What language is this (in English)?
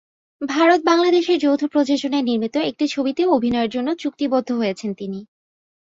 Bangla